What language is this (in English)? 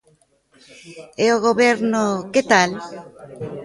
Galician